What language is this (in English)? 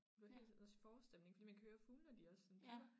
Danish